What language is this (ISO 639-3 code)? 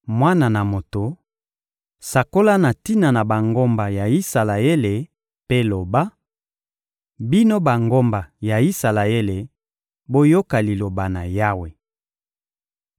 lin